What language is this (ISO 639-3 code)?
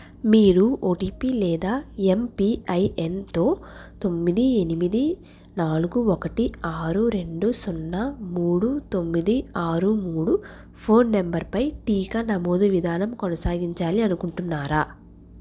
tel